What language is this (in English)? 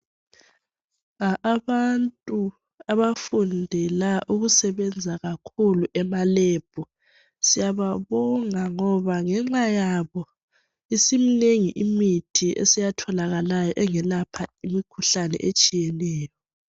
North Ndebele